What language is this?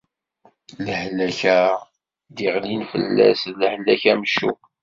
Kabyle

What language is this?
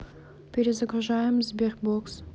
Russian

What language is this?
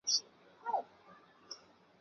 Chinese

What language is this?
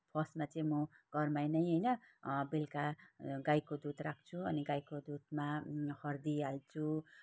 Nepali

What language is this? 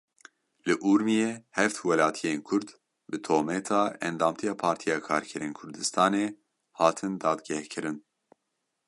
Kurdish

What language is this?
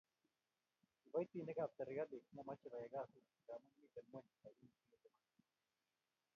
Kalenjin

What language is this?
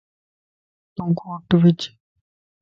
Lasi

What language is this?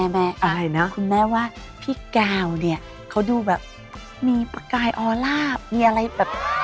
Thai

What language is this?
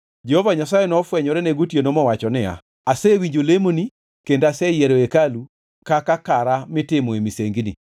Luo (Kenya and Tanzania)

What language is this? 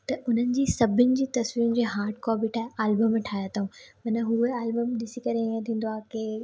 Sindhi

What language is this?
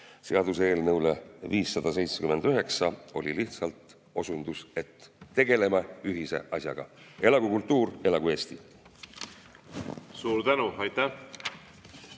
Estonian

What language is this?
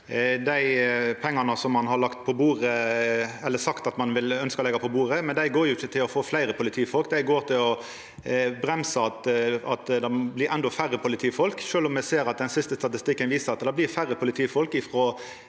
Norwegian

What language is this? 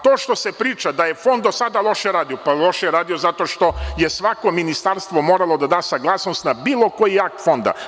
Serbian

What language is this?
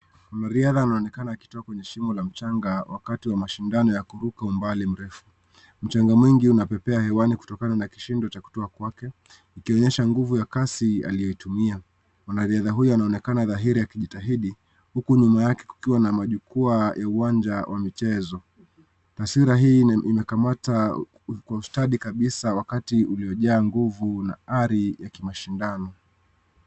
Swahili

